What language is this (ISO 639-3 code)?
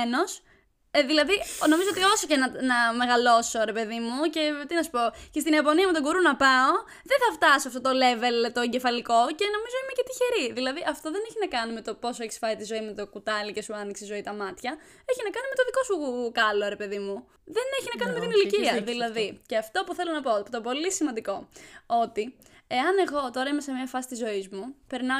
ell